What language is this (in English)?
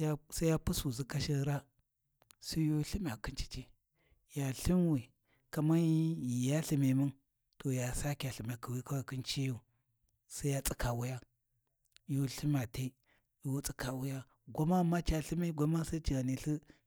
Warji